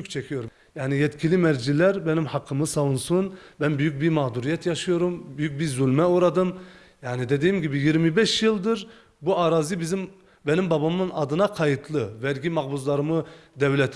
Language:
Turkish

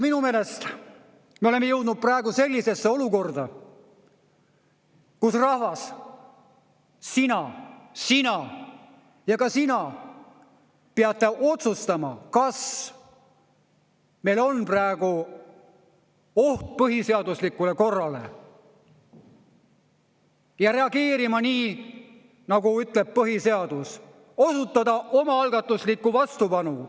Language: Estonian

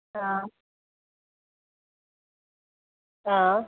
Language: Nepali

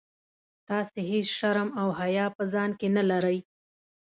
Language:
Pashto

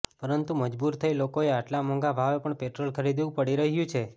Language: Gujarati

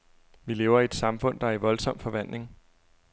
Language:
Danish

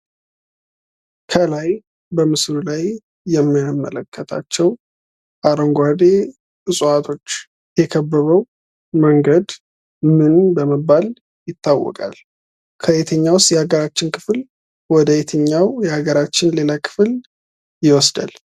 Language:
Amharic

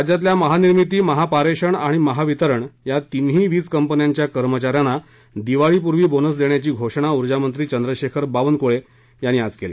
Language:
Marathi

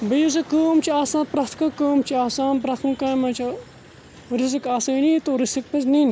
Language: Kashmiri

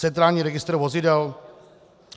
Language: Czech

